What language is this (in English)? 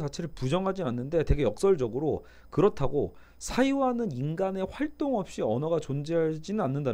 Korean